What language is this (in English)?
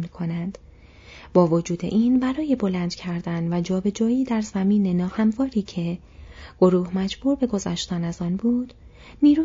Persian